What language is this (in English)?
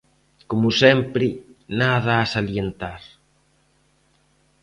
Galician